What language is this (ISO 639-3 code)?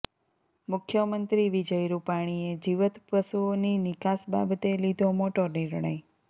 guj